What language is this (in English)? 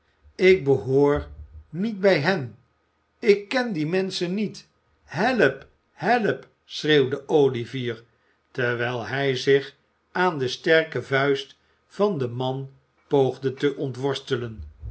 Dutch